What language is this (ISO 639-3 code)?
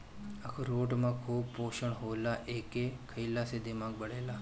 bho